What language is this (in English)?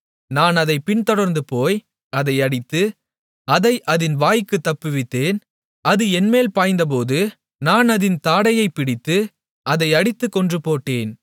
Tamil